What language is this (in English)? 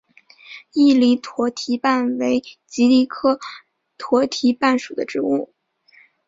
Chinese